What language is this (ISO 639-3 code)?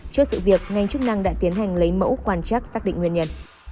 vie